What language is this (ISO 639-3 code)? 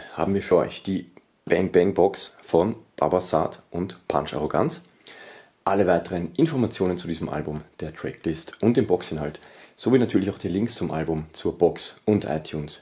deu